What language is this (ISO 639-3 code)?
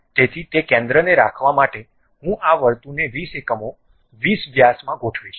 guj